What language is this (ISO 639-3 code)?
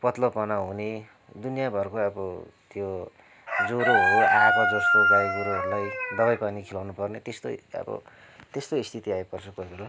nep